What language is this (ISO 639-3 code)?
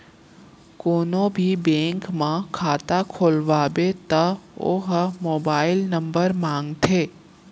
hne